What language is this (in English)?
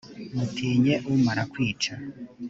Kinyarwanda